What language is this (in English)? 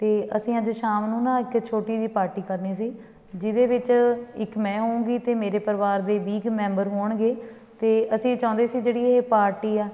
Punjabi